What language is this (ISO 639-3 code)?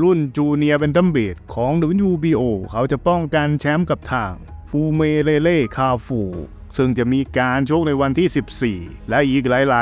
tha